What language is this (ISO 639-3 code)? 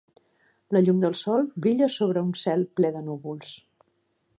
cat